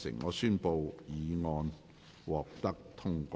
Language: Cantonese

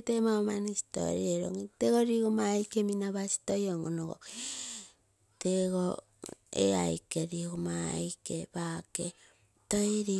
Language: Terei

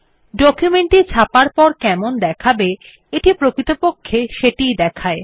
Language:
Bangla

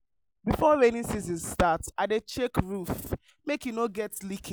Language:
Nigerian Pidgin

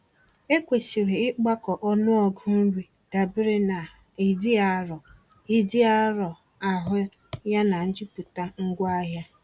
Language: Igbo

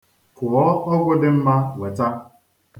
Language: Igbo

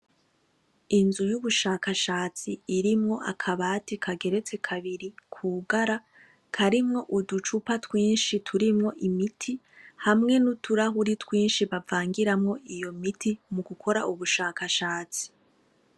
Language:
Rundi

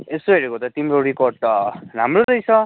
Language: Nepali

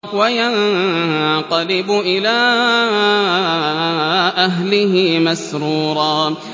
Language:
Arabic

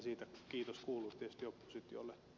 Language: Finnish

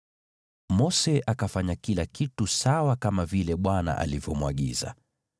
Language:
Swahili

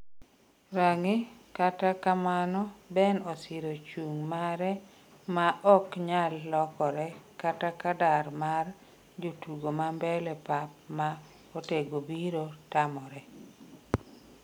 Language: Luo (Kenya and Tanzania)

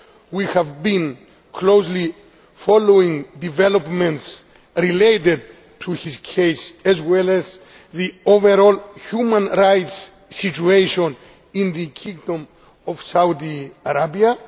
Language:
English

